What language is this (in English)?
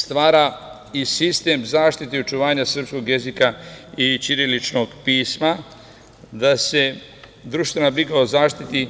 Serbian